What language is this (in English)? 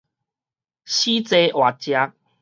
Min Nan Chinese